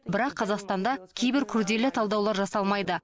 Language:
Kazakh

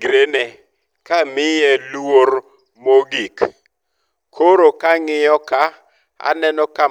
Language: Luo (Kenya and Tanzania)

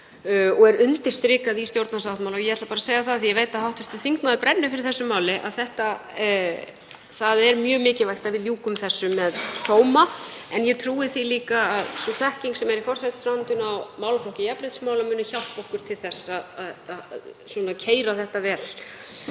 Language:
Icelandic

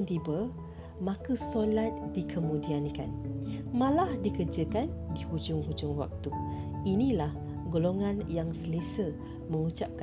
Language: Malay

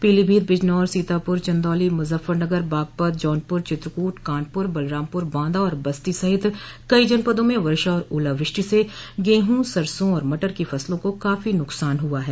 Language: Hindi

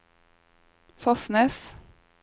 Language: Norwegian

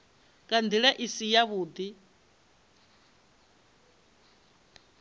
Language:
Venda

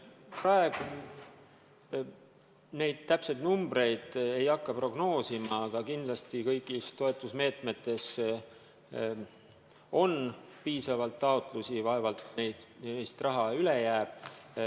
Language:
Estonian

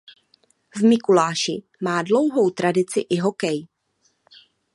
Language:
Czech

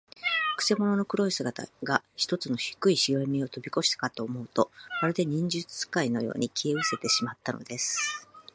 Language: Japanese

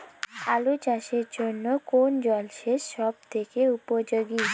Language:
Bangla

